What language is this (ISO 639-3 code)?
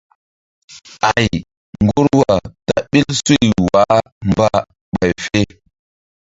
mdd